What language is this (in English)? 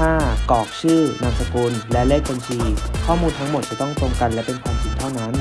Thai